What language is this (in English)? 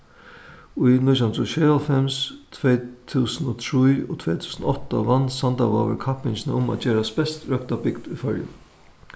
Faroese